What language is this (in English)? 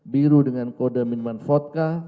Indonesian